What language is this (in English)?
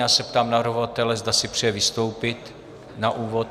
Czech